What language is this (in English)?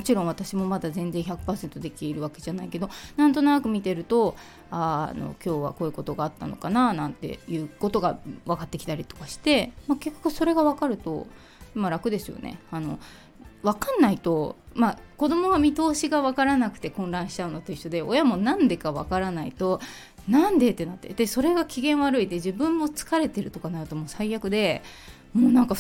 Japanese